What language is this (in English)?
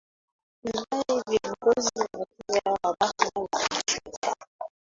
Swahili